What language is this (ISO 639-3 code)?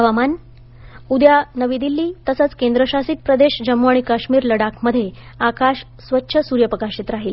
mar